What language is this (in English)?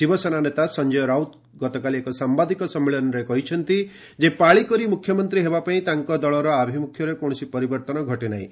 Odia